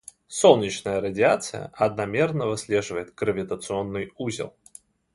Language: Russian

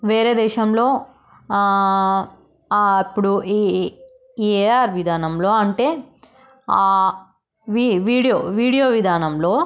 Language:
Telugu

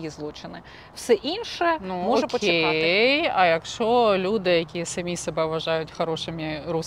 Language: Ukrainian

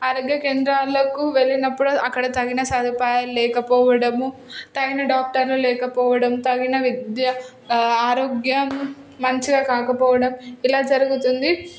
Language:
Telugu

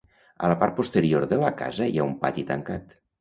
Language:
Catalan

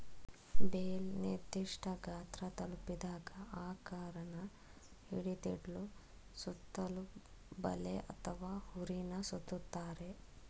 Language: Kannada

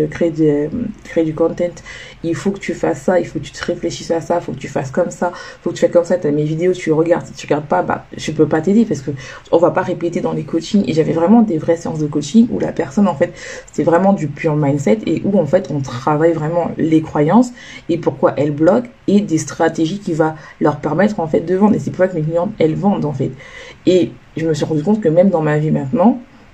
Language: French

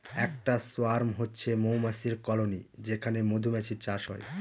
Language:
Bangla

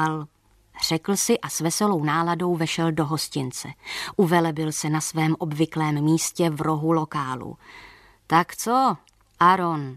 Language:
Czech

